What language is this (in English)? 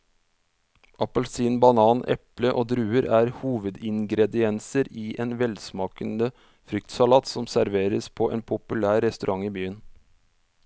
Norwegian